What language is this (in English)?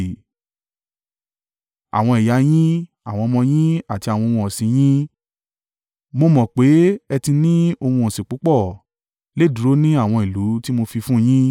Yoruba